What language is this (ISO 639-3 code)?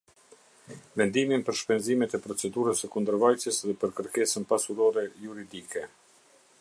sqi